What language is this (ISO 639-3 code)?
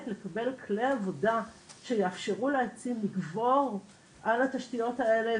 heb